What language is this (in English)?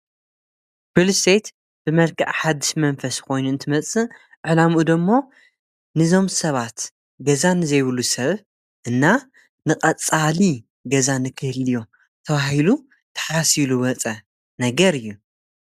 Tigrinya